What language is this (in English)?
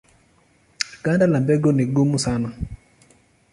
Swahili